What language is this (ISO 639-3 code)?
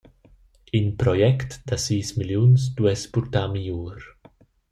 roh